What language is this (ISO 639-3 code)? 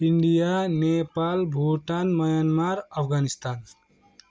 nep